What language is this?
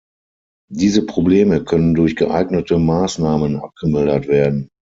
German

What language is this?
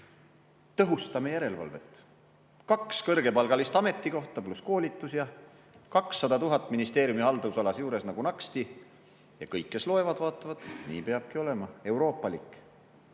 Estonian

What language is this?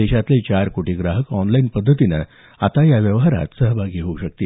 Marathi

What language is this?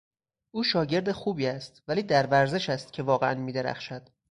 Persian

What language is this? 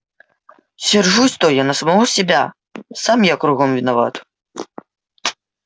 Russian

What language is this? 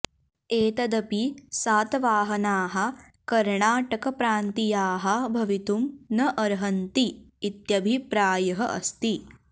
Sanskrit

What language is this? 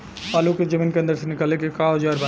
Bhojpuri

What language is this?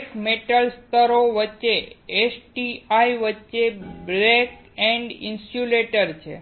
Gujarati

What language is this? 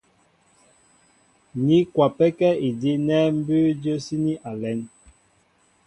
Mbo (Cameroon)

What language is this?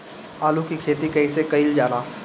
Bhojpuri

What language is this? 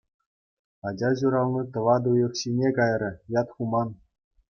Chuvash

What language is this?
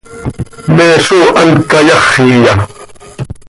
Seri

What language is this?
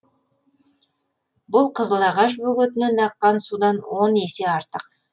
Kazakh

